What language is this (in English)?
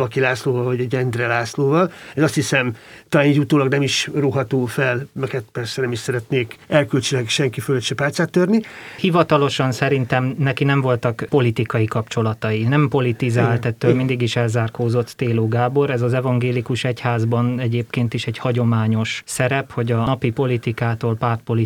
Hungarian